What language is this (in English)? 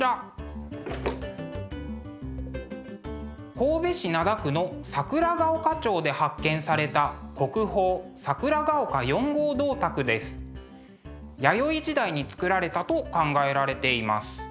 Japanese